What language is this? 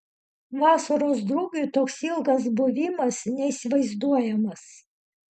Lithuanian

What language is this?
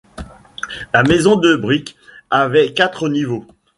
French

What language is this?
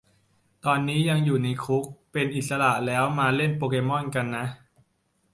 Thai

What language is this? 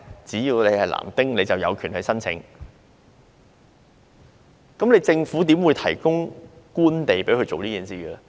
Cantonese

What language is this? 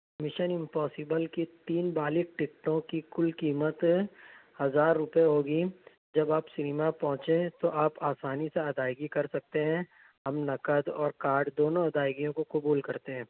Urdu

